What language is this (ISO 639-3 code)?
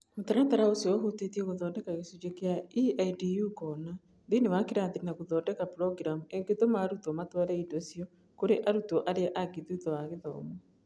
kik